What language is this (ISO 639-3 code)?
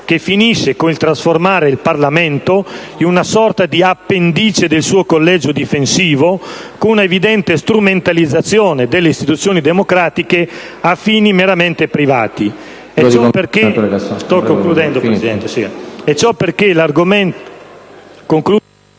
ita